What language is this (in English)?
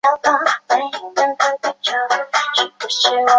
Chinese